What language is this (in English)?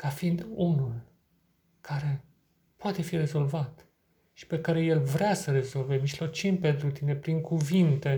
Romanian